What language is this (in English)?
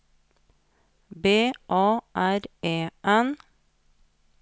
Norwegian